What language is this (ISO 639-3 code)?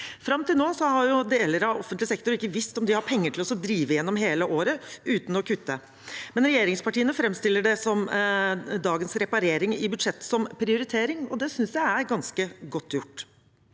nor